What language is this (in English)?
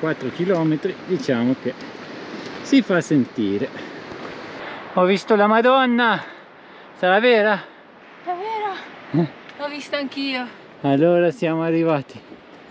Italian